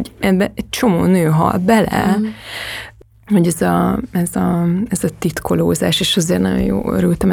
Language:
Hungarian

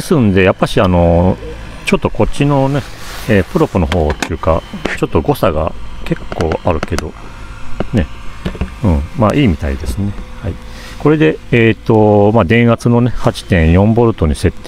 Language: Japanese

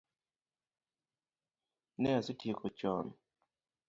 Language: Luo (Kenya and Tanzania)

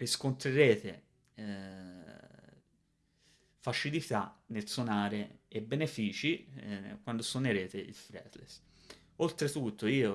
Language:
Italian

